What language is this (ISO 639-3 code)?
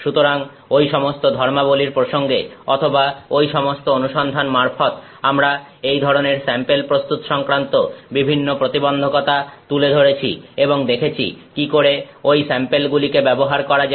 ben